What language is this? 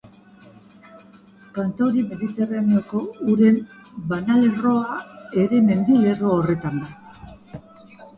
Basque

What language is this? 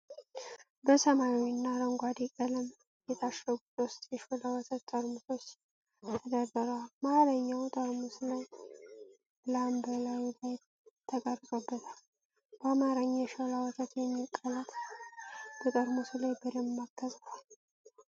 Amharic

